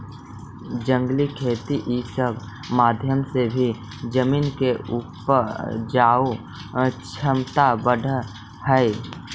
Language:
Magahi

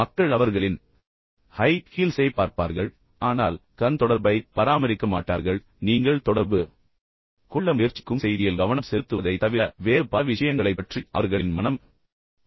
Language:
Tamil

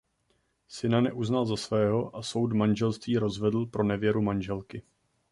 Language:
Czech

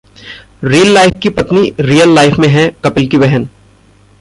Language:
Hindi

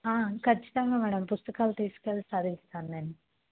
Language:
Telugu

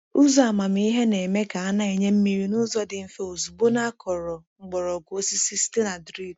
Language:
Igbo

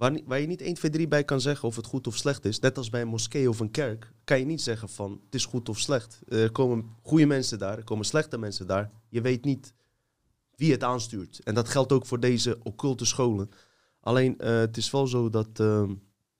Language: Dutch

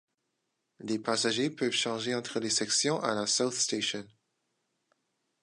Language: French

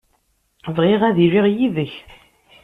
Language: Kabyle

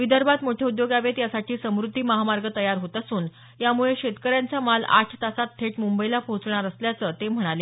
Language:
Marathi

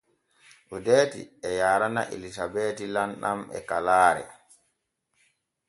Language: Borgu Fulfulde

